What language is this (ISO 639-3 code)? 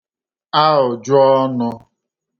ibo